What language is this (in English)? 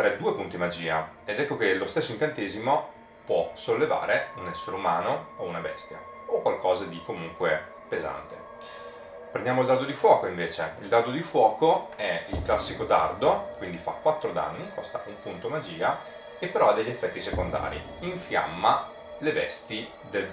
Italian